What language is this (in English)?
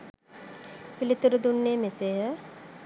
Sinhala